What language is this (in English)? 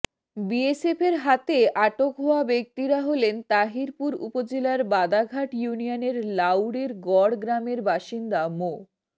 Bangla